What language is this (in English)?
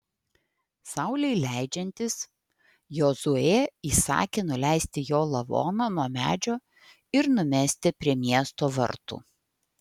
Lithuanian